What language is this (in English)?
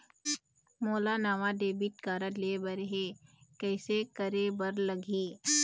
Chhattisgarhi